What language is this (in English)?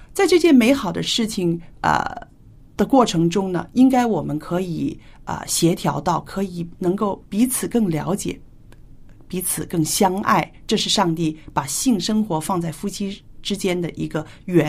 Chinese